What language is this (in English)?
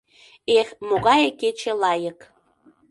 Mari